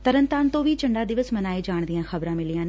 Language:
Punjabi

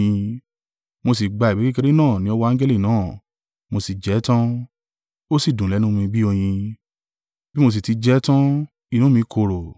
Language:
Yoruba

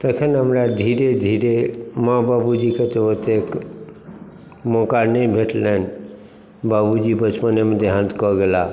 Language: Maithili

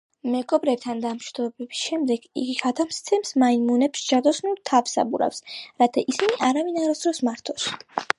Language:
Georgian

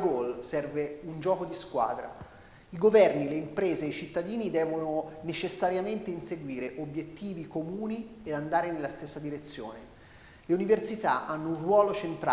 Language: Italian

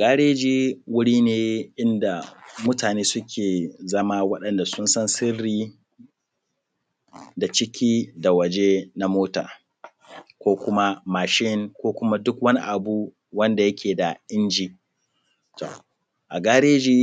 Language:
Hausa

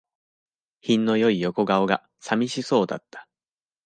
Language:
Japanese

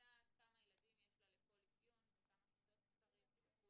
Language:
Hebrew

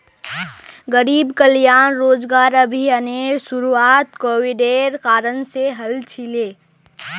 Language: Magahi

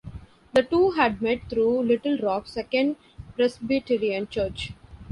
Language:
English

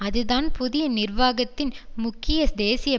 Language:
Tamil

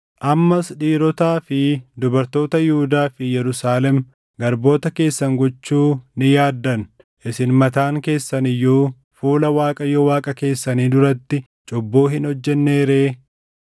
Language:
Oromo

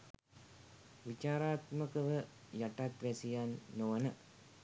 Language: Sinhala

